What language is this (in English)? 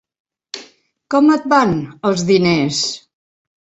Catalan